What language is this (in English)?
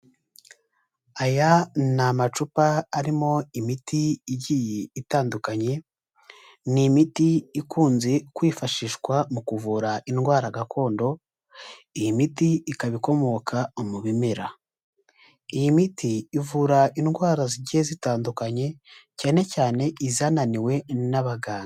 Kinyarwanda